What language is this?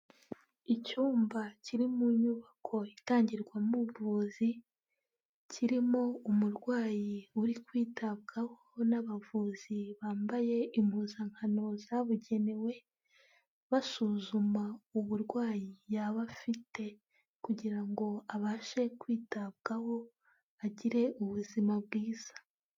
Kinyarwanda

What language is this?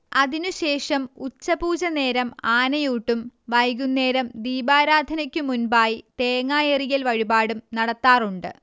Malayalam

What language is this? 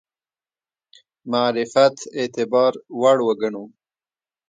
Pashto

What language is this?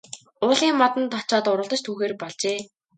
Mongolian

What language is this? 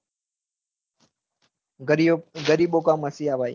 Gujarati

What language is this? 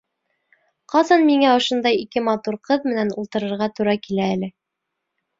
Bashkir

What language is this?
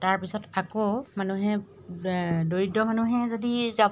Assamese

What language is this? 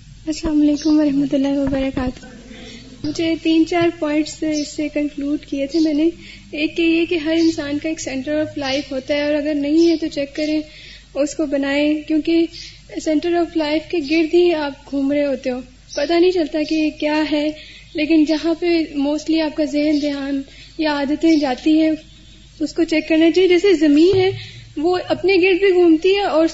Urdu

